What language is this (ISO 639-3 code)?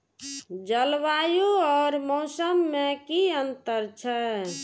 mai